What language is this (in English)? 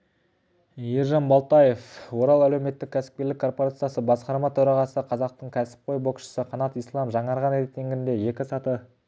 Kazakh